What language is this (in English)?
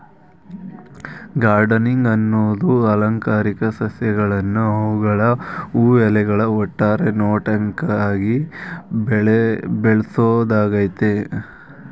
Kannada